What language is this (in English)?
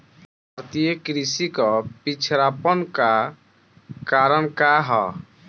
Bhojpuri